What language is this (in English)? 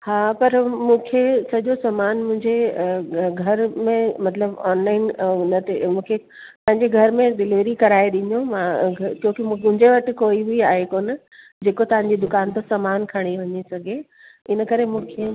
Sindhi